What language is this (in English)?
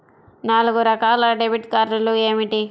Telugu